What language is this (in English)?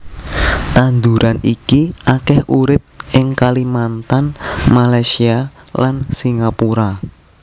Javanese